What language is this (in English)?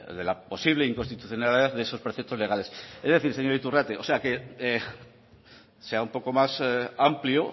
Spanish